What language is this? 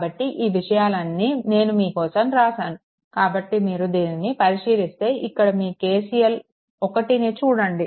Telugu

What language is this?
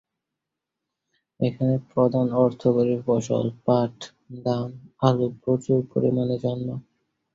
Bangla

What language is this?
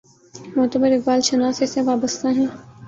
Urdu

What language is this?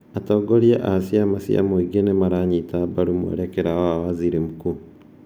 Kikuyu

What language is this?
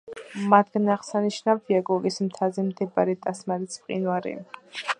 Georgian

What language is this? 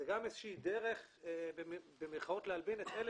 Hebrew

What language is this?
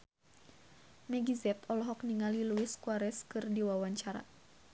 Sundanese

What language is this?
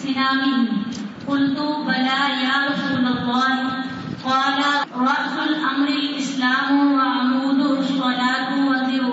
Urdu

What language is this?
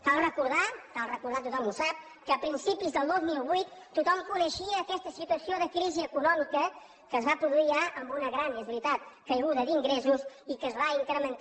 Catalan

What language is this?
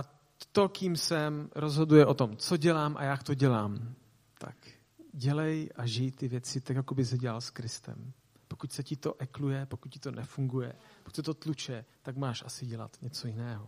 Czech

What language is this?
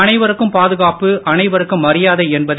Tamil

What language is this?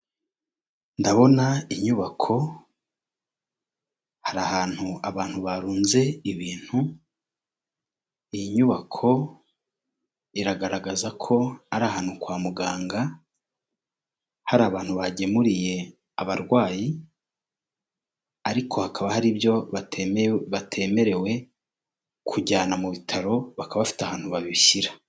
Kinyarwanda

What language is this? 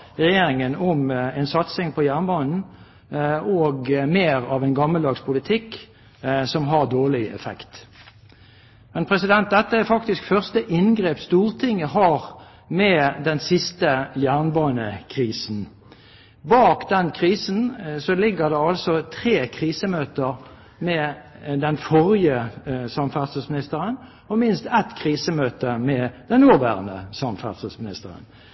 Norwegian Bokmål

